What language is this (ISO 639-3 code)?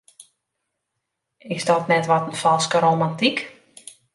fry